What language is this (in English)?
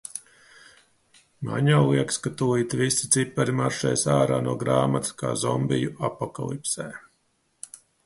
Latvian